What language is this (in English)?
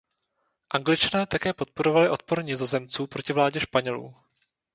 Czech